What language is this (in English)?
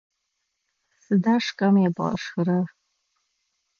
Adyghe